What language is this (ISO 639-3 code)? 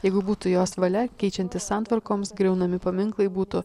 lit